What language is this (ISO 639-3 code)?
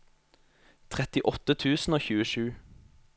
nor